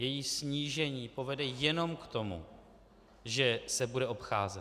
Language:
Czech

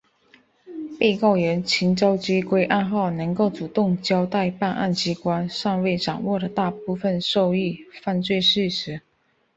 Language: Chinese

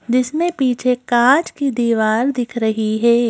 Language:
Hindi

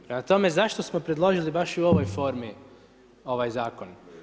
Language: Croatian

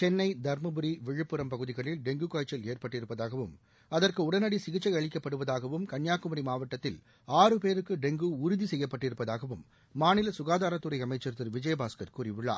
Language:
Tamil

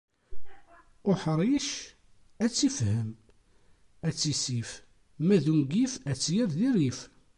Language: Kabyle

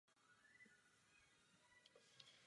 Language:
Czech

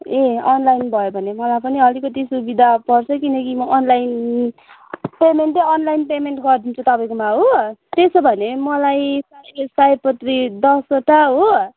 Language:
Nepali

